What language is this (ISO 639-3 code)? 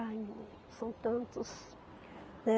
por